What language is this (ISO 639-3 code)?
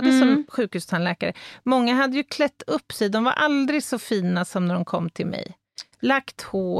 swe